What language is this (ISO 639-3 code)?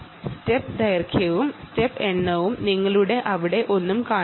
mal